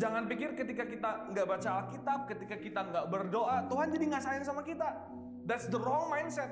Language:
Indonesian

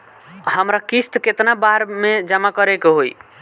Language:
Bhojpuri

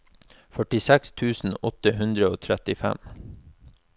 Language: Norwegian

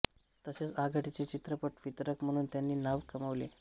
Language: Marathi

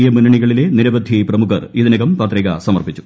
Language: Malayalam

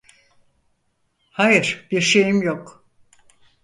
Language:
Turkish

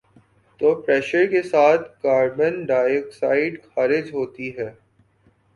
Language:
Urdu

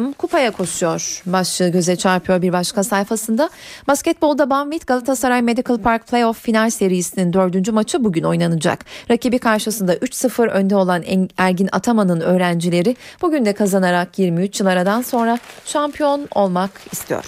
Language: Turkish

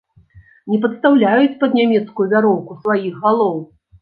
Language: Belarusian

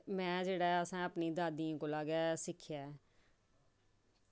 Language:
Dogri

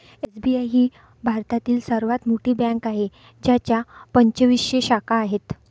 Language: Marathi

